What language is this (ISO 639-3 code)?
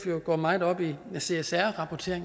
dan